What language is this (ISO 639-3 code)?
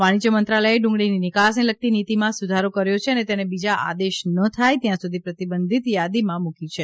guj